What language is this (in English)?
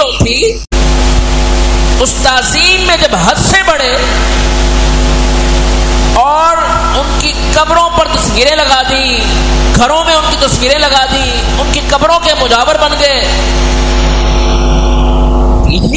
Arabic